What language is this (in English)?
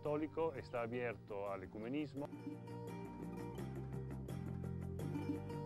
Spanish